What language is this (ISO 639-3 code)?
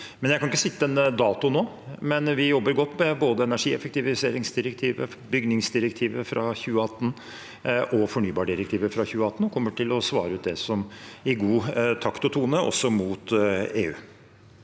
nor